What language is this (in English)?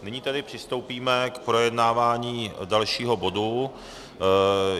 Czech